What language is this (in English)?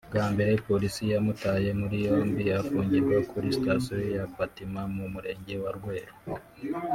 Kinyarwanda